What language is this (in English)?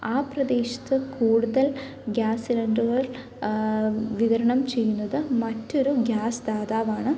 Malayalam